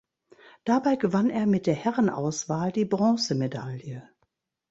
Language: German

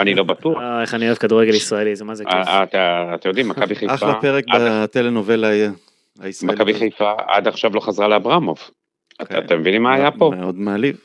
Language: Hebrew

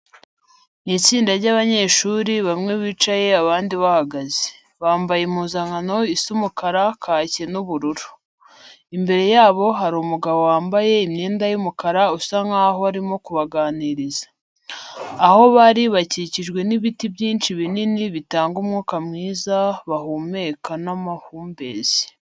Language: Kinyarwanda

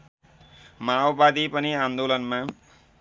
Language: Nepali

